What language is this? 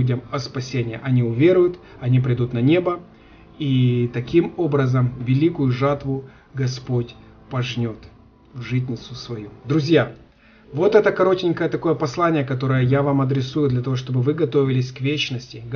Russian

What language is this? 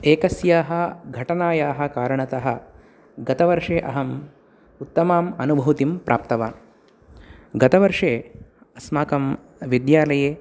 Sanskrit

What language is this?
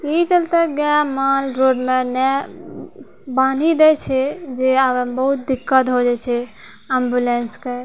Maithili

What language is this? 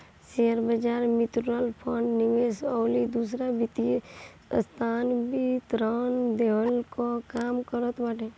Bhojpuri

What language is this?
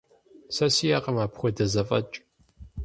Kabardian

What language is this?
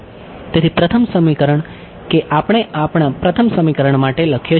Gujarati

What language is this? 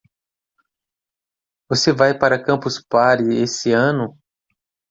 Portuguese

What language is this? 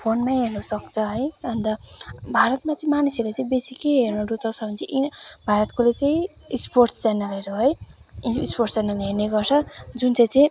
Nepali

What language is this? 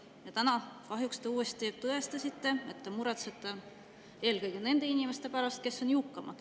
Estonian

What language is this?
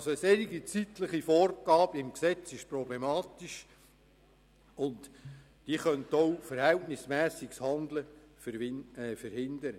Swiss German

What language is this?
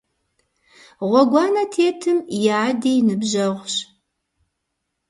Kabardian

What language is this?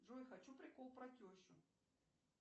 Russian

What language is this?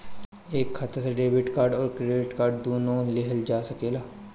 Bhojpuri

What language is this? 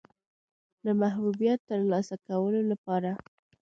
Pashto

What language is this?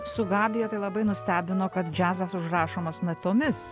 Lithuanian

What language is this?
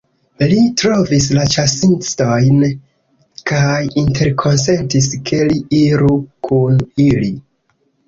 Esperanto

